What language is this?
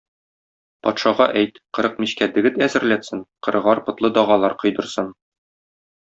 Tatar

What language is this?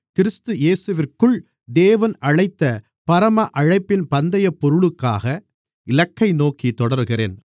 Tamil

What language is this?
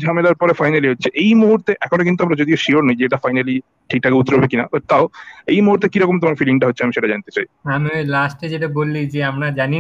Bangla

